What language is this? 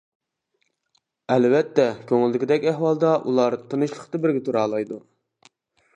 Uyghur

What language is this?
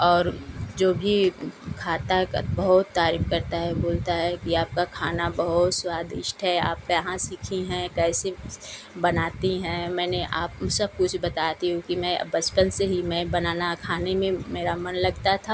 Hindi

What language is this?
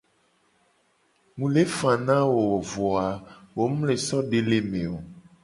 Gen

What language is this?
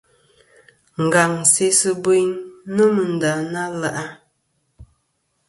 Kom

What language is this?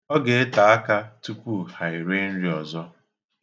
Igbo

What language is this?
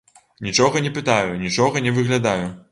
Belarusian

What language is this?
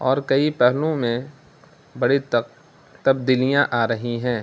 Urdu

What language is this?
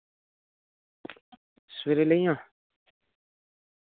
Dogri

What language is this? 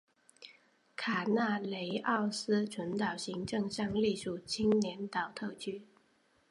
Chinese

